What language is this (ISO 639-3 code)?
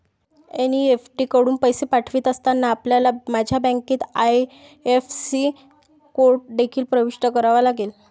mar